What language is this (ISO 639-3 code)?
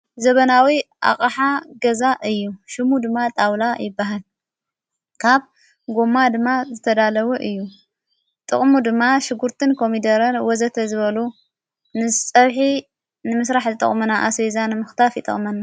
tir